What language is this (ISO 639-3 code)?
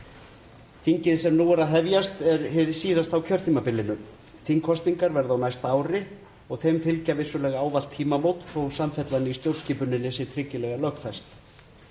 isl